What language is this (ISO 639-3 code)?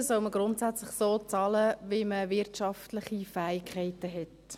gsw